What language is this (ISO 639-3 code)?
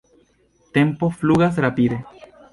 epo